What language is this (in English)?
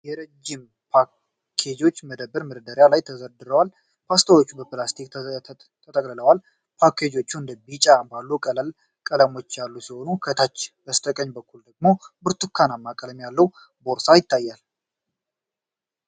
Amharic